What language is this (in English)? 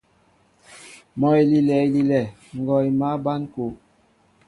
Mbo (Cameroon)